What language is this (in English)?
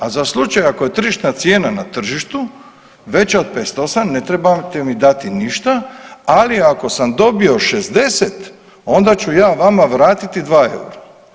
Croatian